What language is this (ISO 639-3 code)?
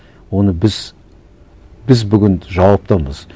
kaz